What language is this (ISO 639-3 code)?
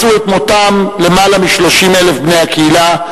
heb